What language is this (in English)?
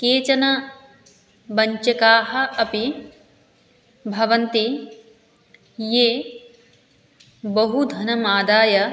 Sanskrit